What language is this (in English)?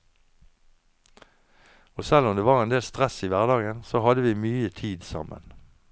Norwegian